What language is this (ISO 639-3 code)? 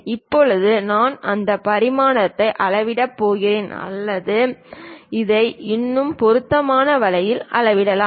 tam